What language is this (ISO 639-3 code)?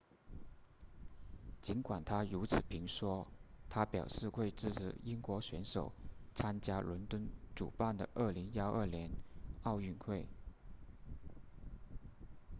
zho